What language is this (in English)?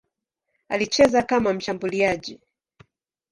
Swahili